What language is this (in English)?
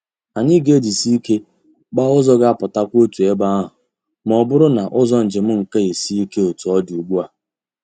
Igbo